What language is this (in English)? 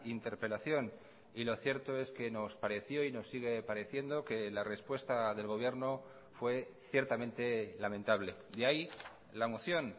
Spanish